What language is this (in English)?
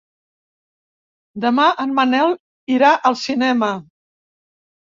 Catalan